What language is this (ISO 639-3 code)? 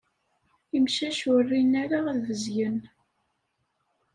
kab